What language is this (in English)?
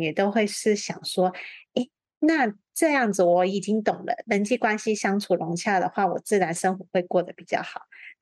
Chinese